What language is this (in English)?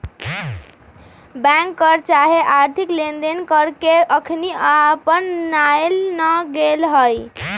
Magahi